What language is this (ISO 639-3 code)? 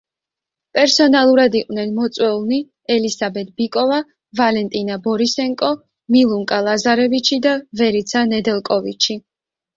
kat